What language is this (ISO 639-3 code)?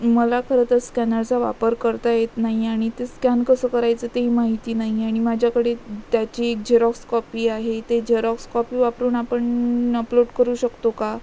mar